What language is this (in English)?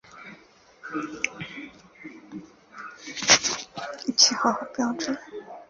Chinese